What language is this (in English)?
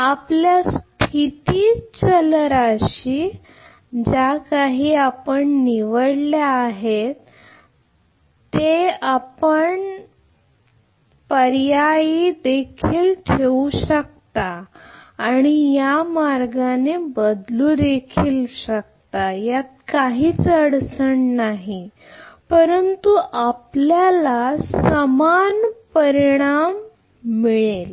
Marathi